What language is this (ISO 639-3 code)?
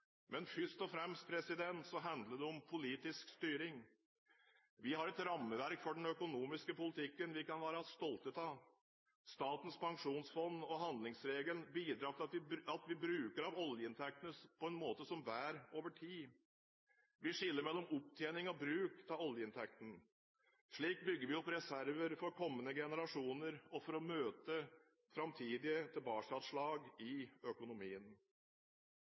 nob